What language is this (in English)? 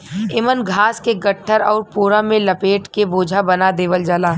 Bhojpuri